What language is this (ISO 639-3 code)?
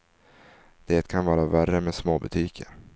swe